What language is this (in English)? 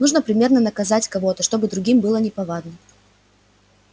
Russian